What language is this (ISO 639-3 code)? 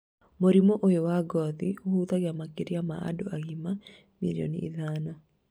kik